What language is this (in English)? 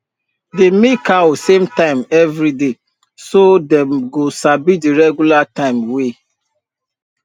Nigerian Pidgin